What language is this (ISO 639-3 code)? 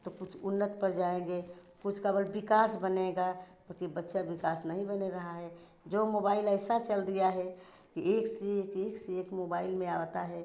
hin